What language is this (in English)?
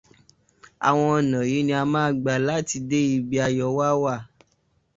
Yoruba